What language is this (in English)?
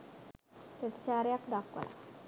Sinhala